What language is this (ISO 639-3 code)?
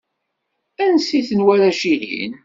kab